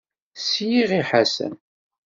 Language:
Kabyle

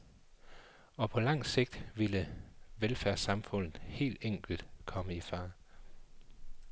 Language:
Danish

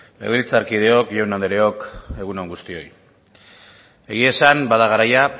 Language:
Basque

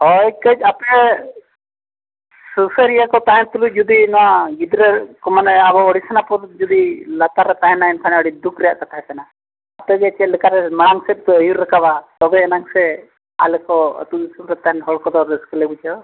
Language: Santali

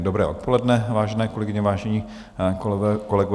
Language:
Czech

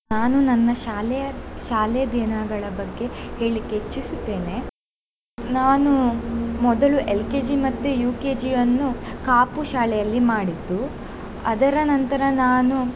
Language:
Kannada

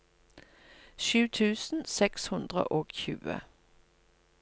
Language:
Norwegian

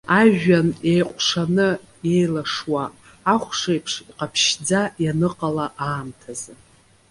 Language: Abkhazian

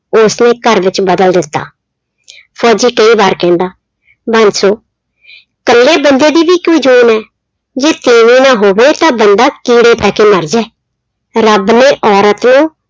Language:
Punjabi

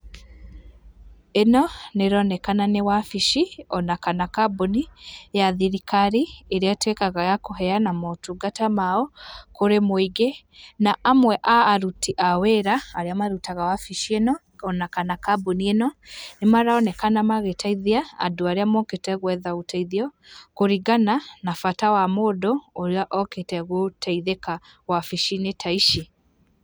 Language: Kikuyu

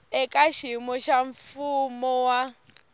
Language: Tsonga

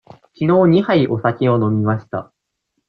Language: Japanese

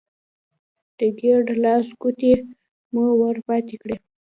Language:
Pashto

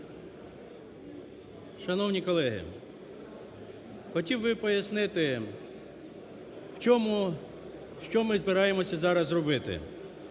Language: Ukrainian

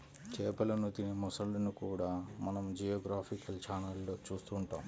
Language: Telugu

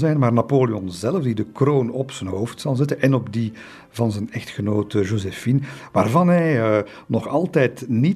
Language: Dutch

